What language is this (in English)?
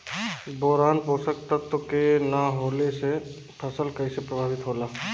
Bhojpuri